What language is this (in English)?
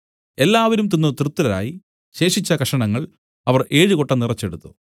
Malayalam